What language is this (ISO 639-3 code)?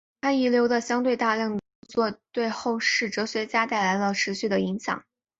zho